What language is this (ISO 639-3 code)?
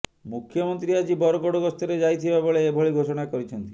ori